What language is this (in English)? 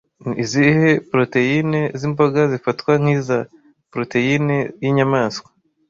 Kinyarwanda